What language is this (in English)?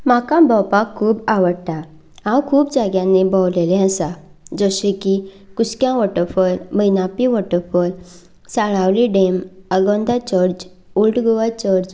Konkani